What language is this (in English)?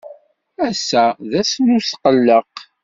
Kabyle